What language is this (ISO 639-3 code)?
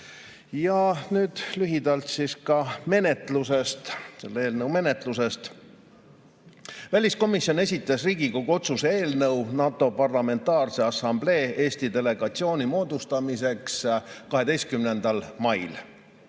est